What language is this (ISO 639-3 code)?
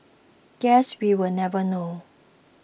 eng